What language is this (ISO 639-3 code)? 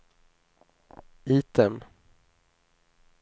swe